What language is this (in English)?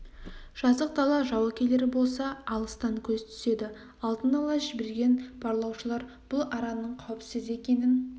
Kazakh